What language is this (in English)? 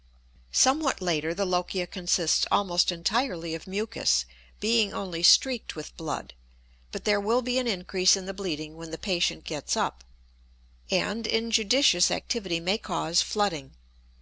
English